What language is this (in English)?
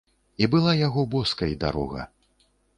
Belarusian